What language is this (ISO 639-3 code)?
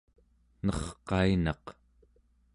esu